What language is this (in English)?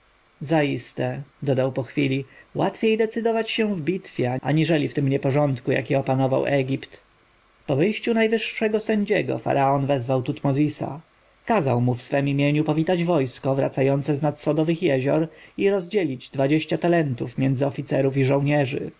Polish